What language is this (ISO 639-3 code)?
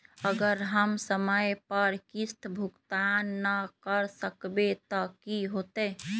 mag